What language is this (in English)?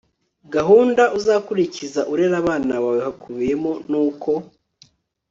Kinyarwanda